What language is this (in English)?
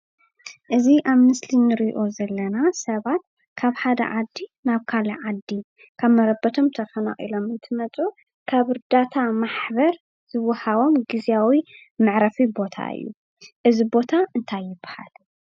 Tigrinya